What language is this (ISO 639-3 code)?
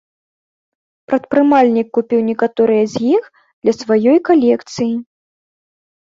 bel